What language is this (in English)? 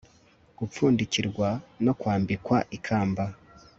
Kinyarwanda